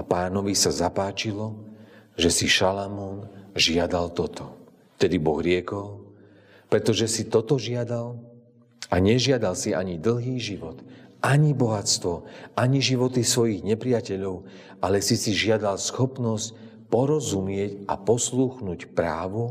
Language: Slovak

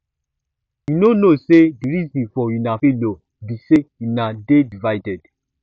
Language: Nigerian Pidgin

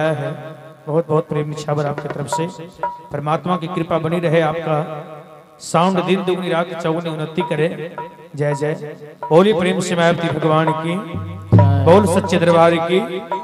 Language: Hindi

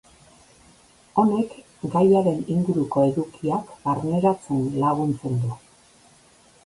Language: Basque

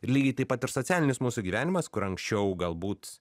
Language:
Lithuanian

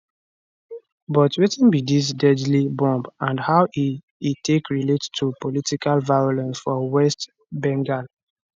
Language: Nigerian Pidgin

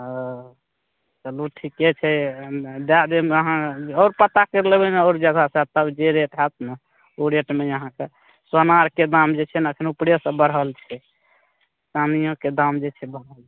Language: Maithili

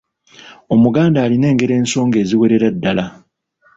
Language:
Ganda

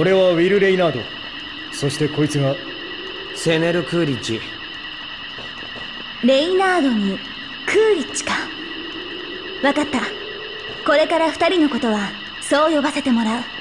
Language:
Japanese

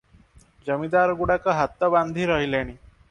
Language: Odia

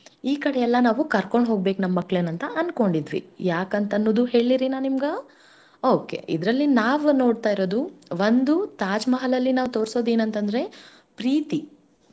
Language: Kannada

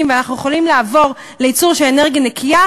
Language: Hebrew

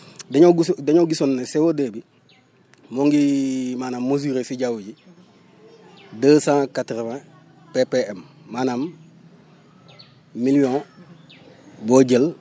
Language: Wolof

